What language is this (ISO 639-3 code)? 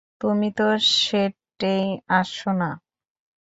ben